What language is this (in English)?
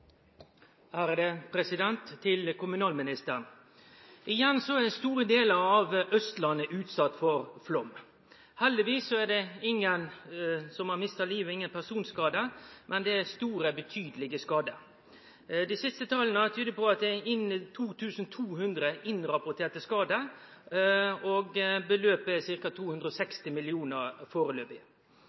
Norwegian